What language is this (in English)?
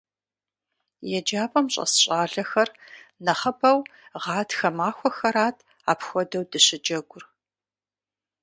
Kabardian